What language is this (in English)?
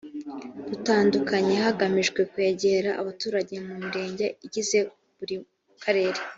Kinyarwanda